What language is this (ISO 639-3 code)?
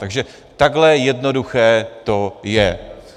ces